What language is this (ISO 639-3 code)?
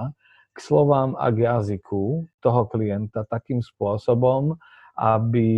slk